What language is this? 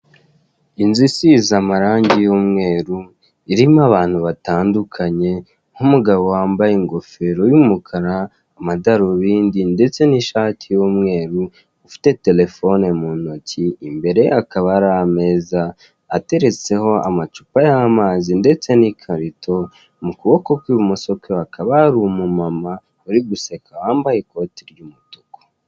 Kinyarwanda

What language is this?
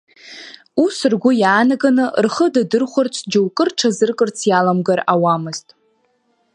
Abkhazian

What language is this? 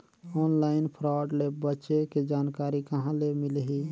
Chhattisgarhi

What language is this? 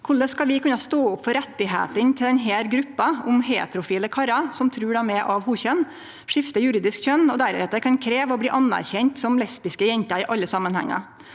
Norwegian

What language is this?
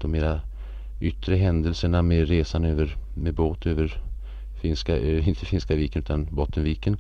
Swedish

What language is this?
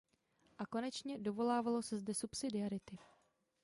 Czech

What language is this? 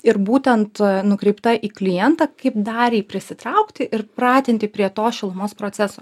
Lithuanian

